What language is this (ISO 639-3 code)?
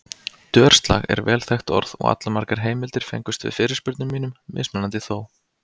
isl